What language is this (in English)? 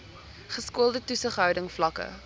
Afrikaans